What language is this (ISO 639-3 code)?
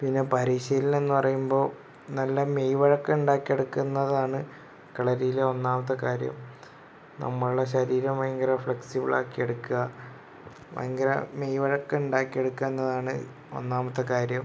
mal